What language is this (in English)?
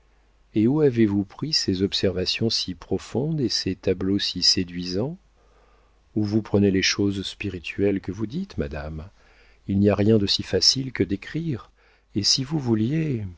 French